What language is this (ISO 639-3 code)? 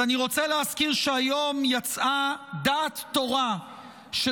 heb